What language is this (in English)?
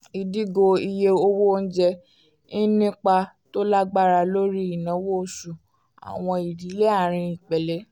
Yoruba